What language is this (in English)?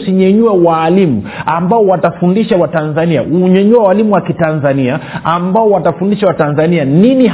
Swahili